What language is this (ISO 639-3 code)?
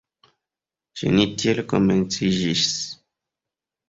epo